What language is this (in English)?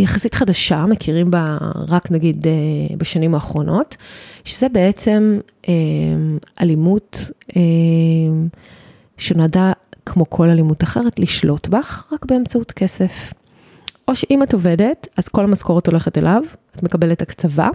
Hebrew